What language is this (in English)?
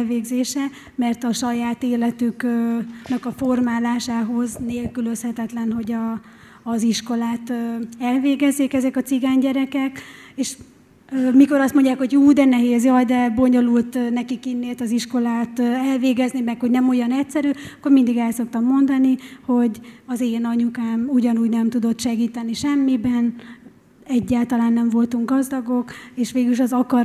Hungarian